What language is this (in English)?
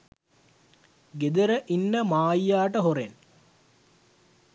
Sinhala